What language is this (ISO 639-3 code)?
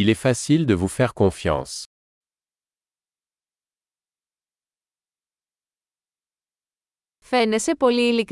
ell